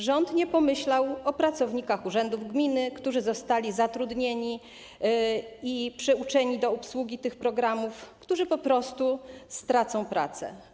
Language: Polish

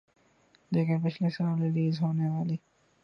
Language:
Urdu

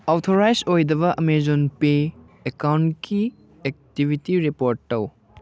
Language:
Manipuri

